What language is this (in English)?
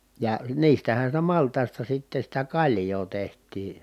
Finnish